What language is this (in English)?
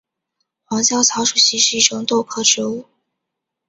Chinese